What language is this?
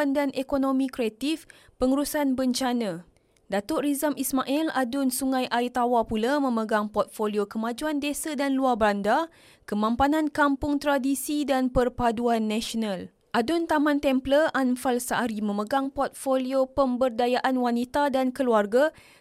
Malay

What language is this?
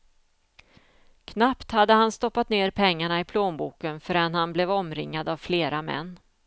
Swedish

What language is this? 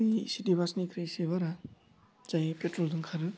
Bodo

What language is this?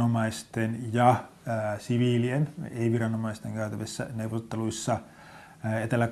Finnish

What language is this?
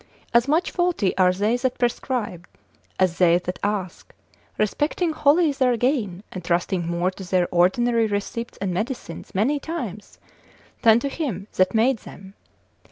English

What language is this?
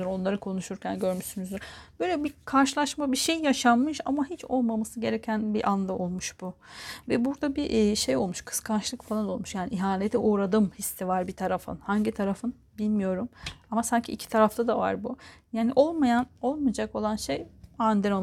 Turkish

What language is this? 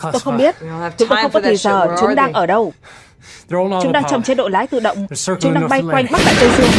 Vietnamese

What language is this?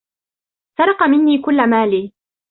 Arabic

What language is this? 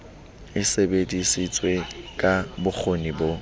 Southern Sotho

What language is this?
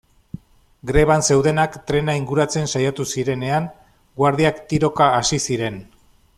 Basque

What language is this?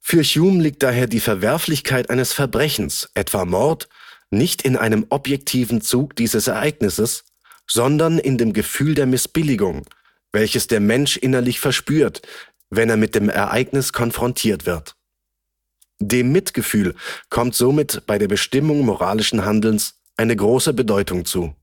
German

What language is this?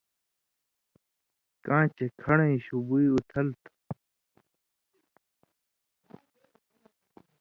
Indus Kohistani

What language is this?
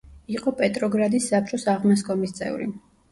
Georgian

